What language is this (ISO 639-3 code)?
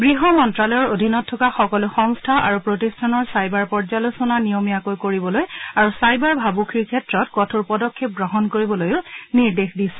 asm